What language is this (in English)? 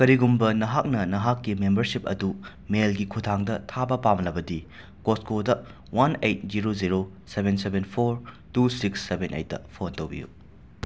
Manipuri